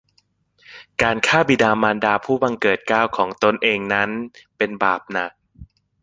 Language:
Thai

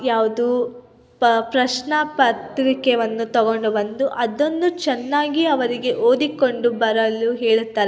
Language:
Kannada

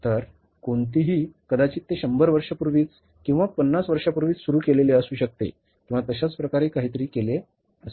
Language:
Marathi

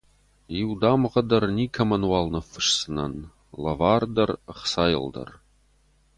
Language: Ossetic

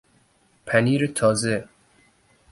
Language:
Persian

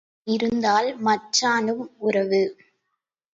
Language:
Tamil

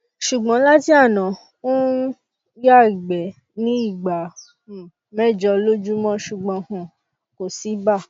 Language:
Yoruba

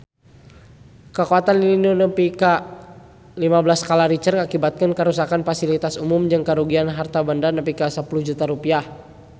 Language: Sundanese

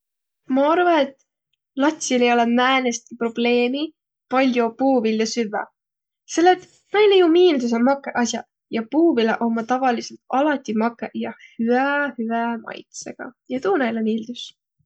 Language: Võro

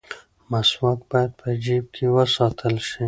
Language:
Pashto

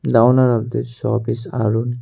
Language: English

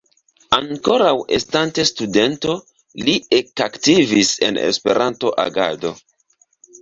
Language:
Esperanto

